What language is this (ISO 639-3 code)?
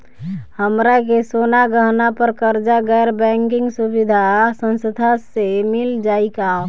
bho